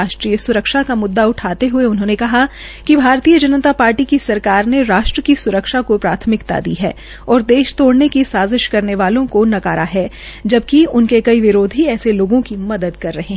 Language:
Hindi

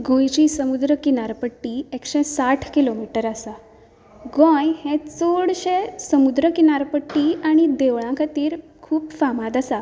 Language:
Konkani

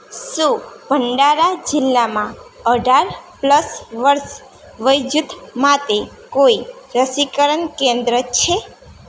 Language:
Gujarati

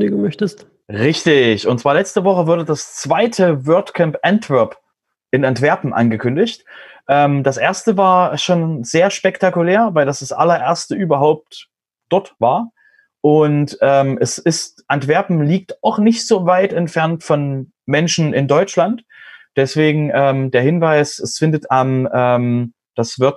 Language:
German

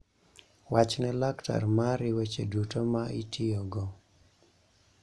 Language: Luo (Kenya and Tanzania)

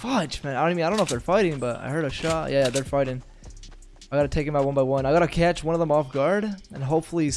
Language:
English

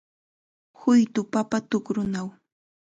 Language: Chiquián Ancash Quechua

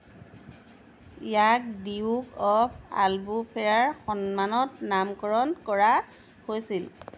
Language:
Assamese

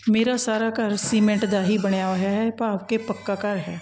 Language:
Punjabi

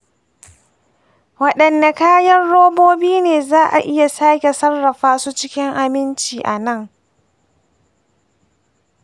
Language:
Hausa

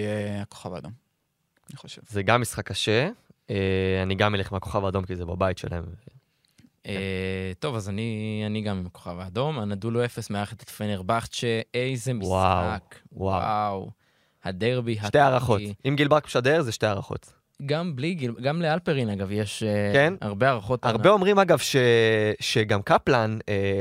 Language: Hebrew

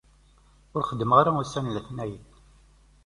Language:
Kabyle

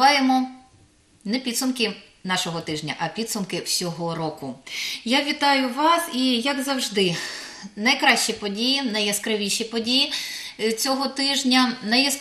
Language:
Ukrainian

